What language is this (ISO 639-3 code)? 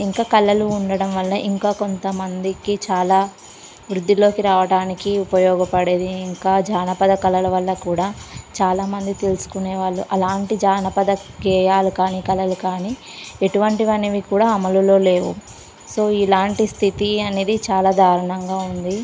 tel